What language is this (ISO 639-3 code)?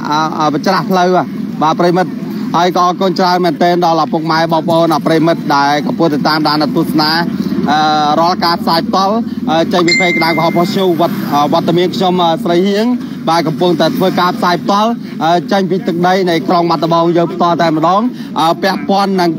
tha